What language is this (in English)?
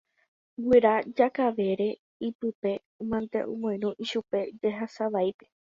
Guarani